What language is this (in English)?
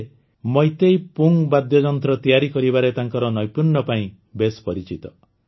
Odia